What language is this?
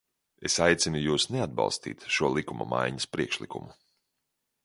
Latvian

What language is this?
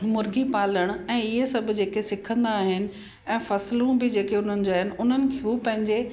Sindhi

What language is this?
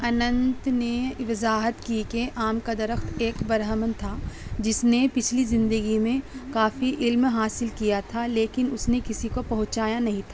Urdu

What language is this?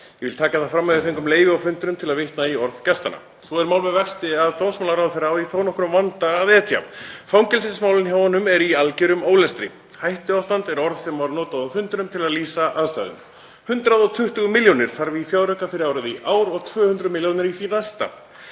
Icelandic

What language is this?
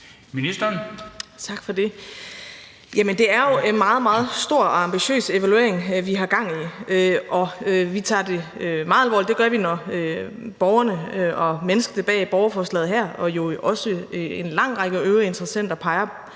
Danish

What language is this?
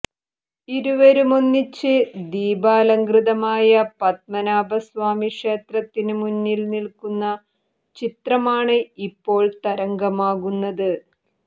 Malayalam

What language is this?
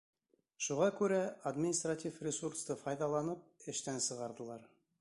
Bashkir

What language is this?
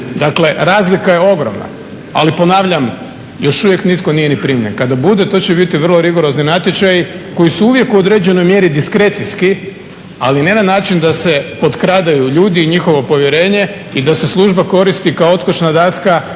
Croatian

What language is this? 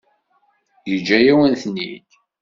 Kabyle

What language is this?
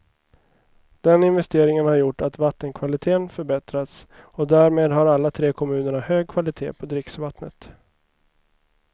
Swedish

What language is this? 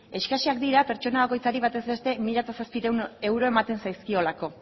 Basque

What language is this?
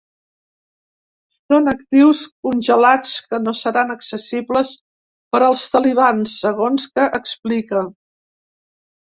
Catalan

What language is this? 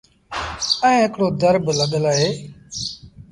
Sindhi Bhil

